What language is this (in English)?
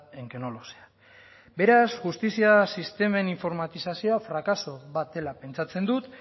Basque